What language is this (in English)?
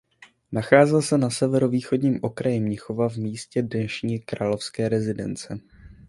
Czech